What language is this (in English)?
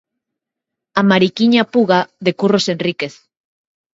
Galician